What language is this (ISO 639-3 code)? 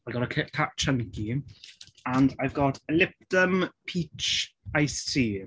eng